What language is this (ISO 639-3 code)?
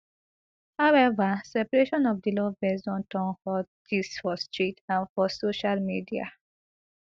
pcm